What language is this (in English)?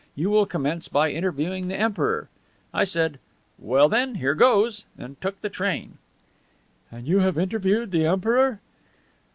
English